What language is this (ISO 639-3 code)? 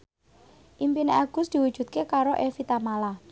jav